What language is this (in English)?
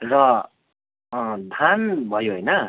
Nepali